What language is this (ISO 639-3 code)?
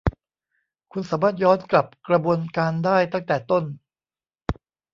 tha